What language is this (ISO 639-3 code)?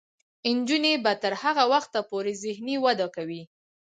pus